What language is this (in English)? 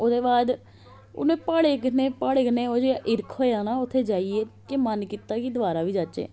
Dogri